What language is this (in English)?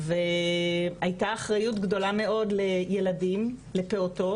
Hebrew